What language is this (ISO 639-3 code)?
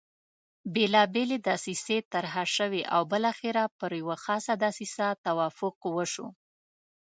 pus